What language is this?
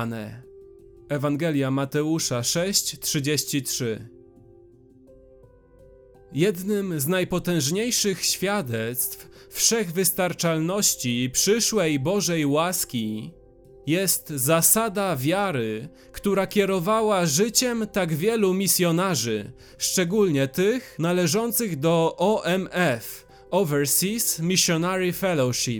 Polish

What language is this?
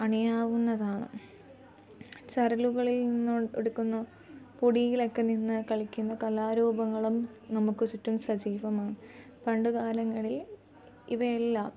Malayalam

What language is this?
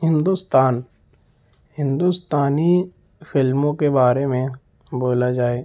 Urdu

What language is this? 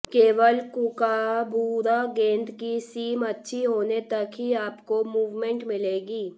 Hindi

